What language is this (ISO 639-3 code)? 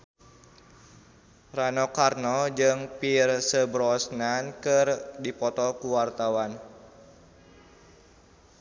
sun